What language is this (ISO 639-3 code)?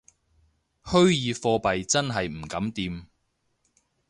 yue